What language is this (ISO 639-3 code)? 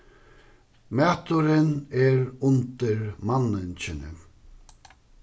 fao